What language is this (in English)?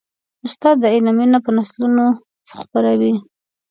Pashto